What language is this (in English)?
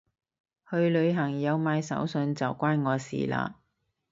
Cantonese